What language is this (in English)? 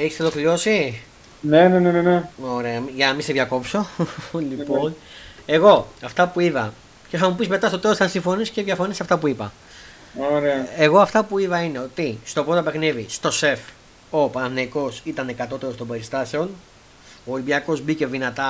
Greek